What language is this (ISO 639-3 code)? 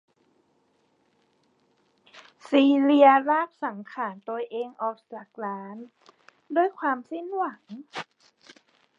tha